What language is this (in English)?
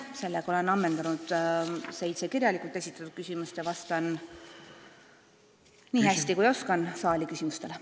Estonian